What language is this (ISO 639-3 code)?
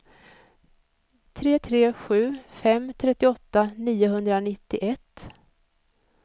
swe